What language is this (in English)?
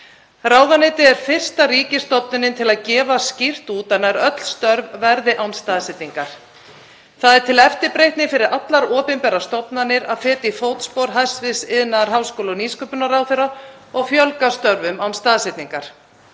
Icelandic